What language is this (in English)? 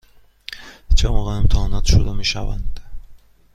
Persian